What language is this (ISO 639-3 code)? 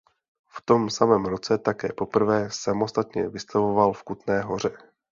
ces